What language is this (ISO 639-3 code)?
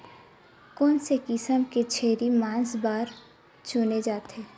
hne